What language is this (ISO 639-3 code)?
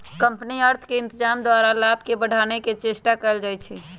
mag